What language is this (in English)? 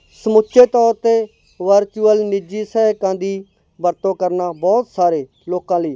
Punjabi